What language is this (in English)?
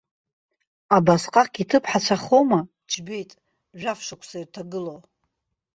Abkhazian